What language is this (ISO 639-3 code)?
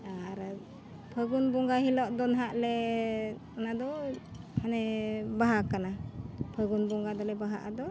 sat